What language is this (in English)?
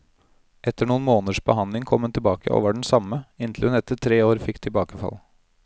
Norwegian